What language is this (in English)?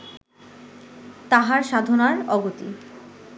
Bangla